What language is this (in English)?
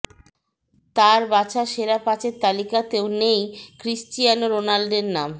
Bangla